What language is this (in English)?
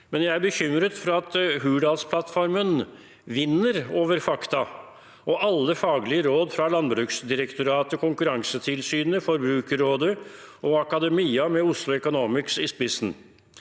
Norwegian